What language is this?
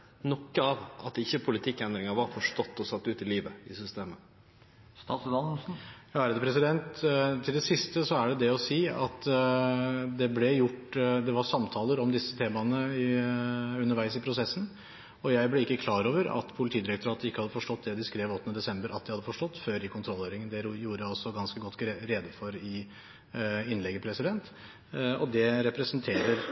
Norwegian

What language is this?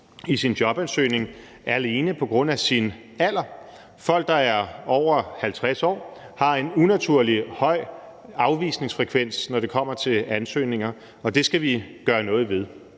Danish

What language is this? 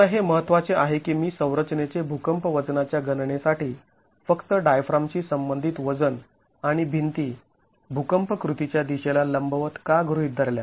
Marathi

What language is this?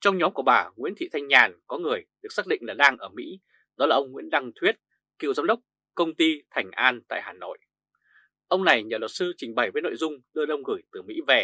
Vietnamese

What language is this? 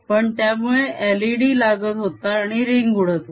Marathi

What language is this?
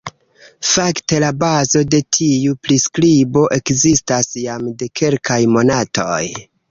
Esperanto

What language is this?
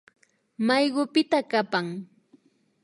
Imbabura Highland Quichua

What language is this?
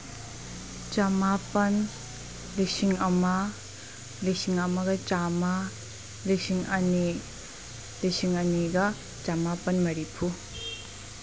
Manipuri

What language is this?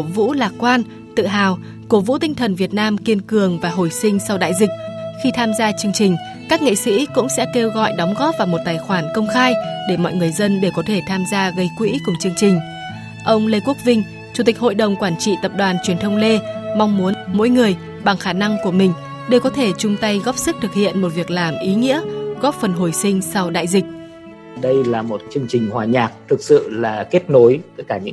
Vietnamese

